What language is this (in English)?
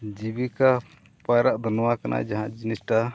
Santali